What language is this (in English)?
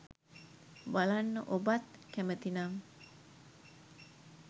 Sinhala